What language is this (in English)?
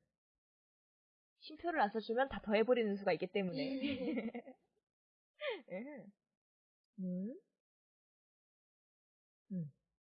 Korean